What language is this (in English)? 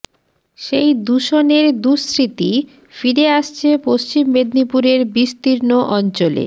Bangla